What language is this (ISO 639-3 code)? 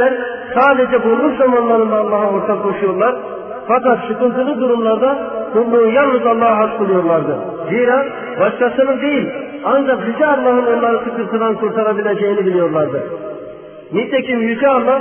tur